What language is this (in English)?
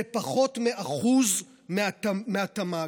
Hebrew